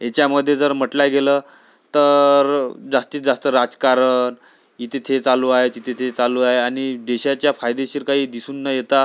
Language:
Marathi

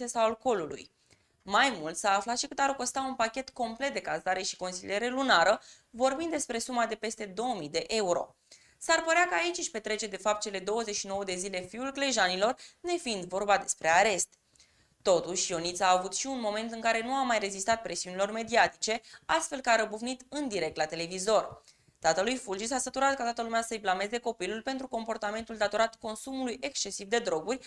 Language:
Romanian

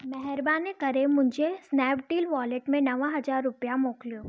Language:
Sindhi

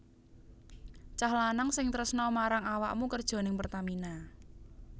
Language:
Javanese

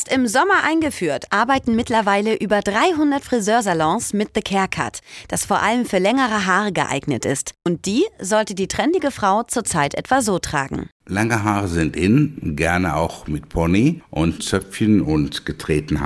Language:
German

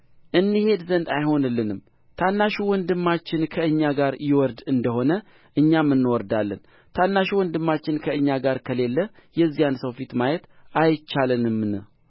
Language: Amharic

